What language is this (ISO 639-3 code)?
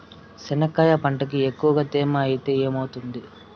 tel